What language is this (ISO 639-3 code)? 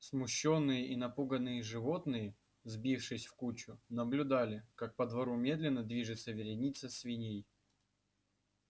rus